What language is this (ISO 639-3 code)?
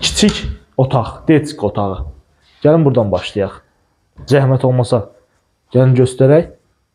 tur